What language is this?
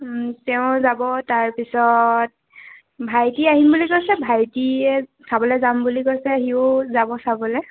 Assamese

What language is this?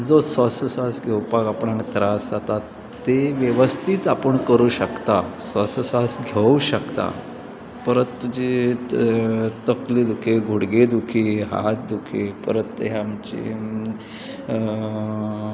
Konkani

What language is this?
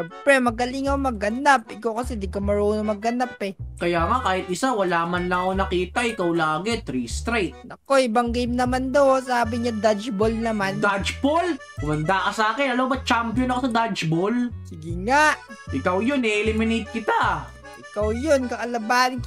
Filipino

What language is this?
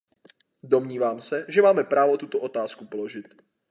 Czech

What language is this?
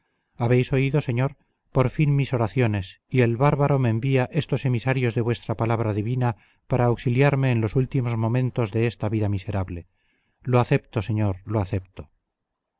Spanish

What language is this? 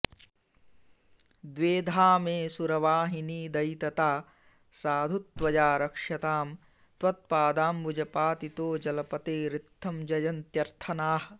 Sanskrit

